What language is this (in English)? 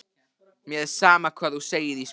Icelandic